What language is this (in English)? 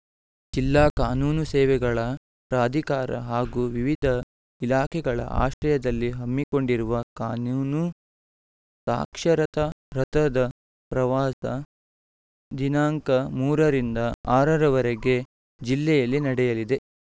Kannada